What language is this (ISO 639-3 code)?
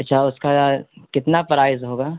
urd